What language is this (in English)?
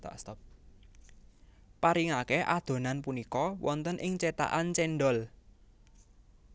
Javanese